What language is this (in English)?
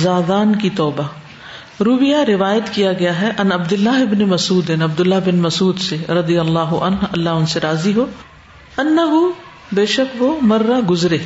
Urdu